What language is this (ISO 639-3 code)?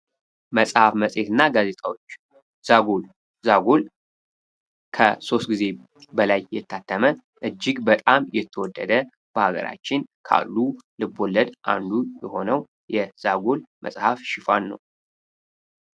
amh